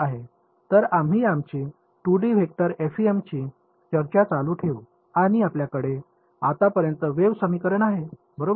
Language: Marathi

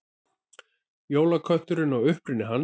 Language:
Icelandic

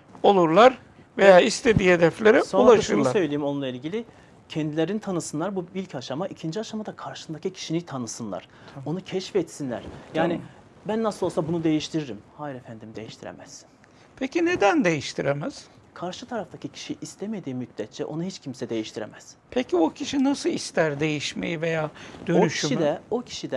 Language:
Turkish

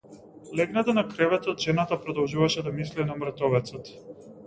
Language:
Macedonian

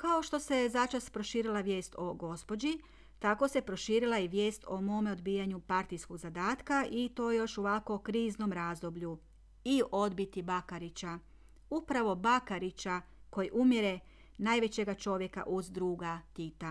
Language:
Croatian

